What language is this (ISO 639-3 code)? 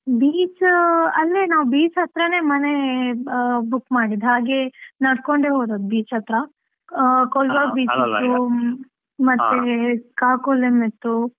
kan